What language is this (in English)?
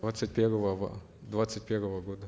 Kazakh